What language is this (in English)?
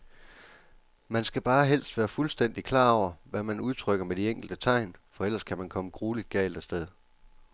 Danish